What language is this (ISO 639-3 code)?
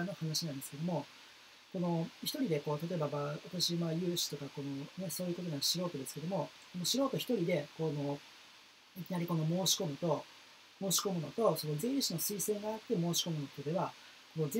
jpn